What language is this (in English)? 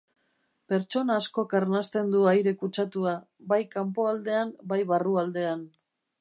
Basque